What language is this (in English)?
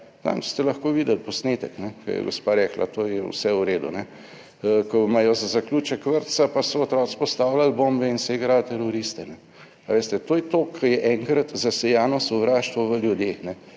Slovenian